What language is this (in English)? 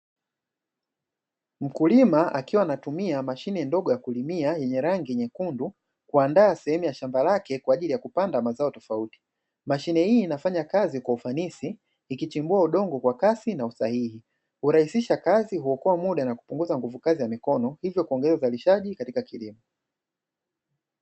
Swahili